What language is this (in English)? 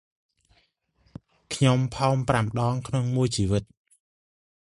Khmer